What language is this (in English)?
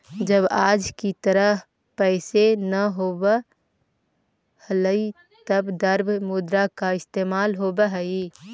Magahi